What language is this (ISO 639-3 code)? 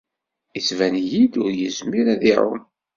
kab